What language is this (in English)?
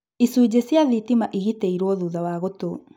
Kikuyu